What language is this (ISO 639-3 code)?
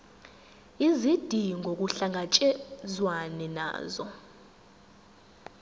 zul